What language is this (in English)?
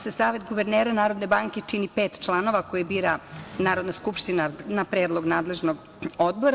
Serbian